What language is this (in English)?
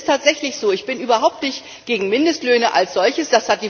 German